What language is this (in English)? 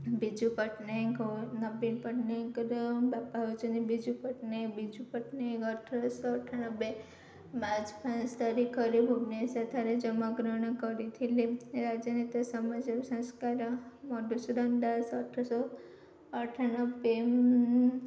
Odia